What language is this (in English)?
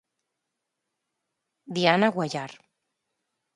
Galician